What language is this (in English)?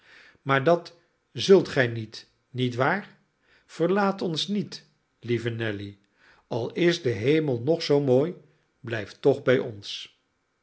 Dutch